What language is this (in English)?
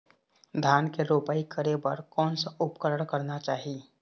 Chhattisgarhi